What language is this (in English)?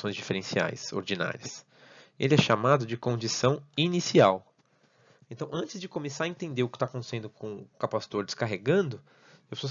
Portuguese